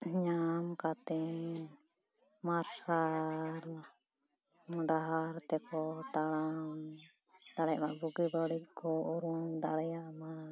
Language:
Santali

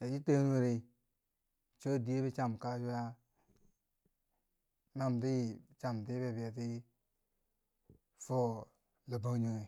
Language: Bangwinji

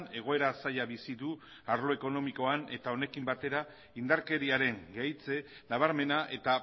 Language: Basque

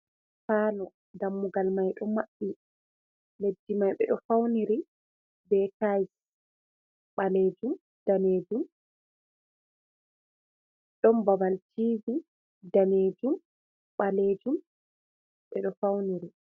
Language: Fula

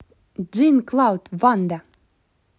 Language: Russian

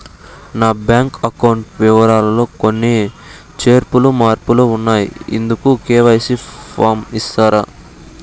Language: Telugu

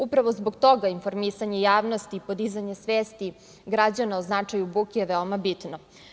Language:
Serbian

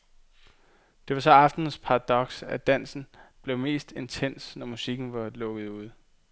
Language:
Danish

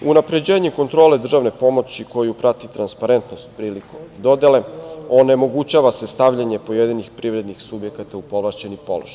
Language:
Serbian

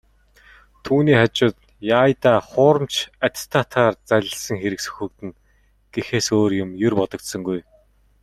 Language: Mongolian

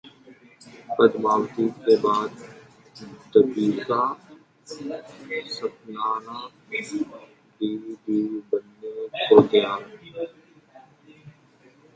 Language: Urdu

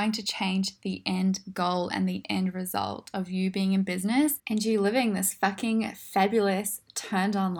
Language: English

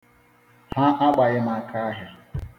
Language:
Igbo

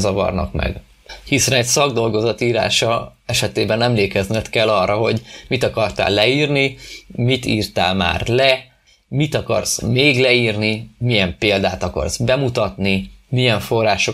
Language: Hungarian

